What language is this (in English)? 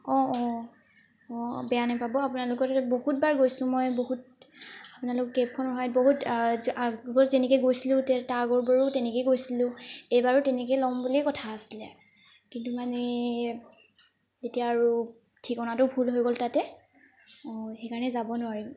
Assamese